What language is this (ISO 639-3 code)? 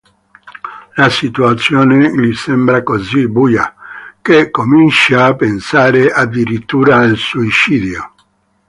ita